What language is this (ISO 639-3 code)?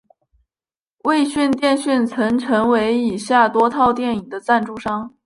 zho